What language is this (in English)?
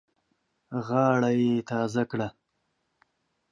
Pashto